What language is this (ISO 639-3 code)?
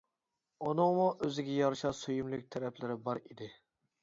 uig